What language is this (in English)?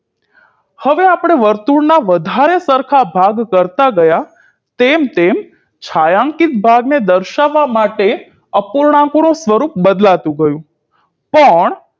Gujarati